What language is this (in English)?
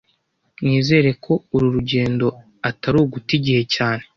Kinyarwanda